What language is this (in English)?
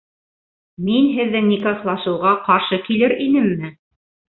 Bashkir